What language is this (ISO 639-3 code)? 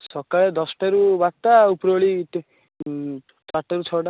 ori